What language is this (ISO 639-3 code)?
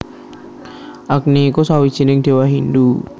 jav